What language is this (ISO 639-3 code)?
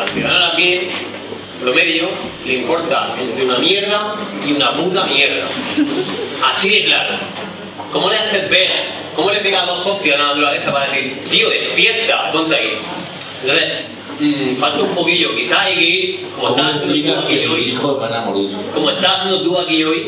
spa